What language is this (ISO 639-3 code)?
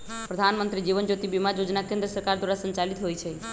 mag